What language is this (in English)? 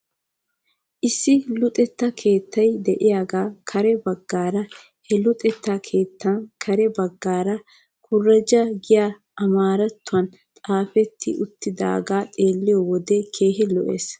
Wolaytta